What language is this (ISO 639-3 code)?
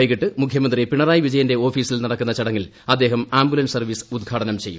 mal